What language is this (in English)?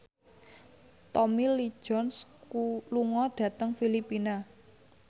Javanese